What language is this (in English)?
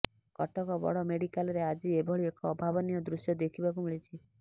Odia